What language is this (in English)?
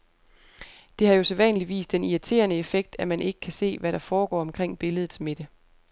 Danish